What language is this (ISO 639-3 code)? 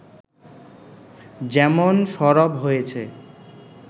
ben